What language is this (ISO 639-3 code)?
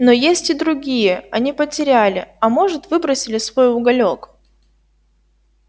rus